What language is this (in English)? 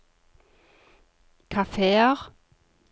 Norwegian